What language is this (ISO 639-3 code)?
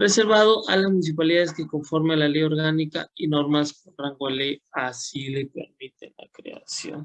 spa